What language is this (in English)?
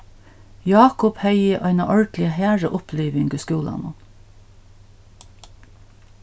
Faroese